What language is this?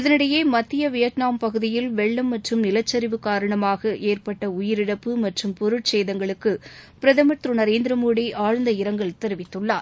Tamil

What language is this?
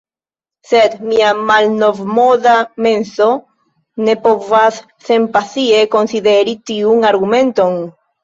Esperanto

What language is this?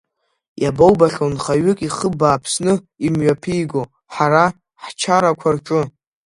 Abkhazian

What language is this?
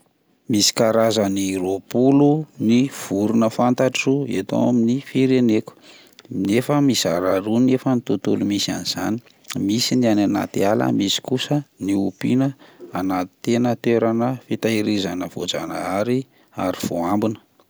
Malagasy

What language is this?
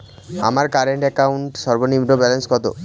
Bangla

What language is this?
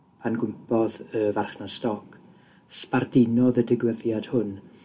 Welsh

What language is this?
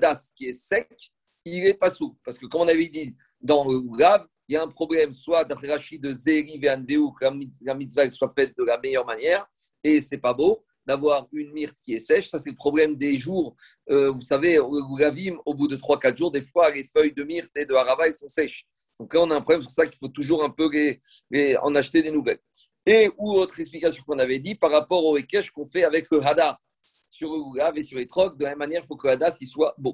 French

